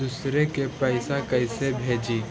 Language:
Magahi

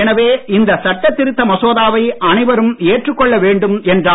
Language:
Tamil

